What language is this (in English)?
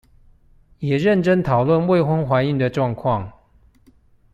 Chinese